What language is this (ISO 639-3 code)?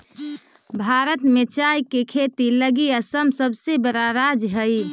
mag